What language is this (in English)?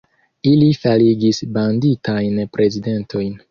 Esperanto